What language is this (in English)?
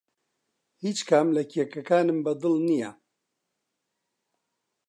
Central Kurdish